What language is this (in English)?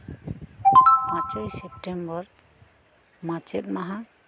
Santali